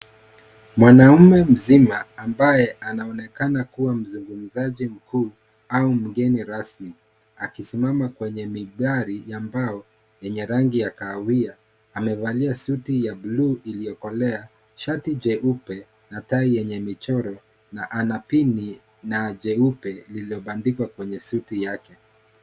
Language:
Swahili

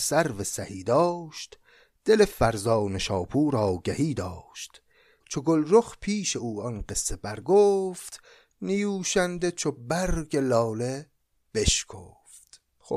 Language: Persian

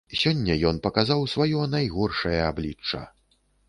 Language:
Belarusian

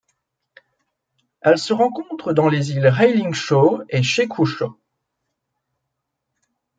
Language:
French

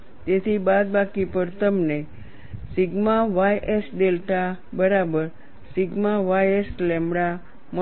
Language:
Gujarati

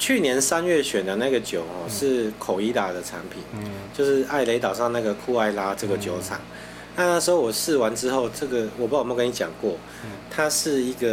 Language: Chinese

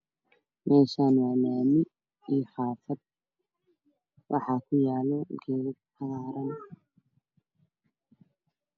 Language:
Somali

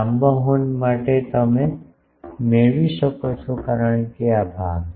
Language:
Gujarati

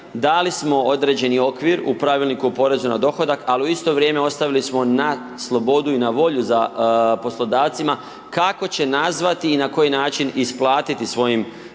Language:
Croatian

